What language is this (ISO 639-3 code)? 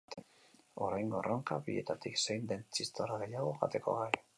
eus